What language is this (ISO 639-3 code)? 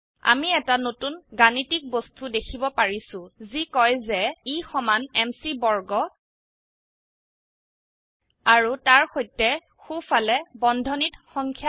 asm